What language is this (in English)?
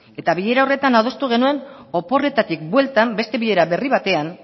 Basque